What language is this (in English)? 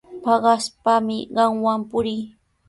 Sihuas Ancash Quechua